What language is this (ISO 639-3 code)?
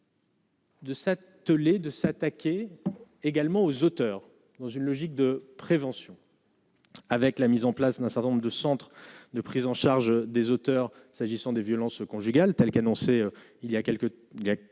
fra